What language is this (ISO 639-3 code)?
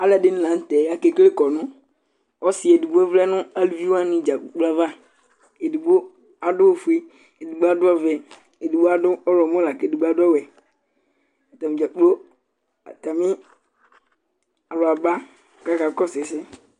kpo